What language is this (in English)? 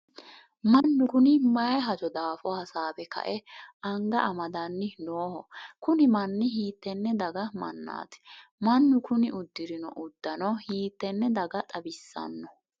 Sidamo